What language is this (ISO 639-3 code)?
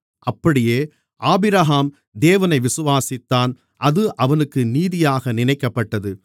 tam